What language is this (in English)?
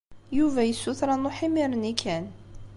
Kabyle